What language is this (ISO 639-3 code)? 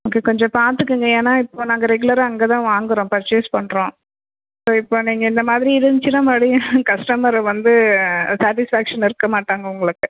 tam